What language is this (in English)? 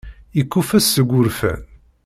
Kabyle